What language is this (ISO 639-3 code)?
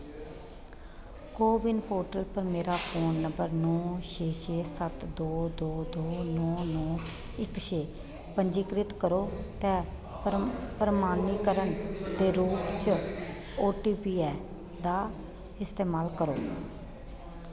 doi